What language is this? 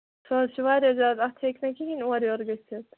Kashmiri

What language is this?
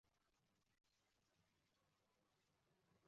Uzbek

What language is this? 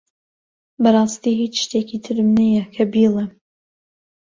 Central Kurdish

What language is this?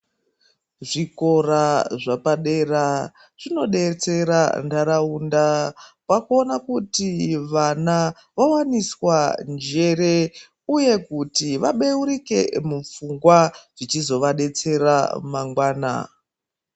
Ndau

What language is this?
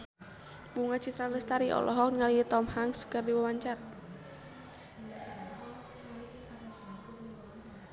Sundanese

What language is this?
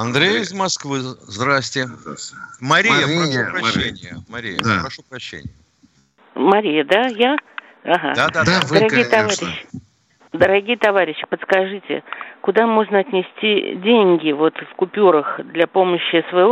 Russian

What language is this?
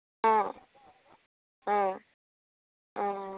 Assamese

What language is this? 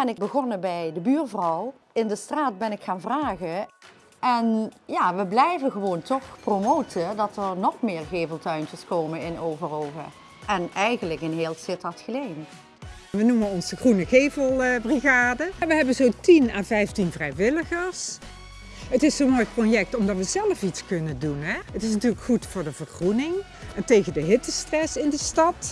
Dutch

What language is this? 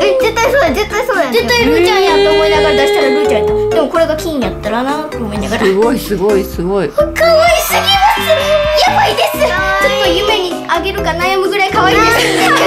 Japanese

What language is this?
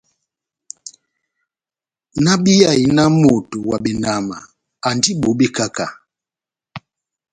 Batanga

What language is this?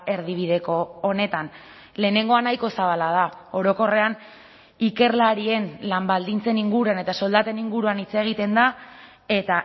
Basque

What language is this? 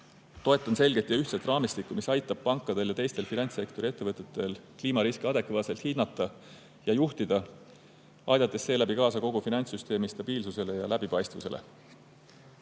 Estonian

